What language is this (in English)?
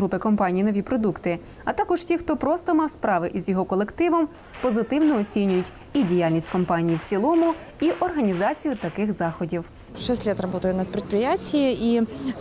Ukrainian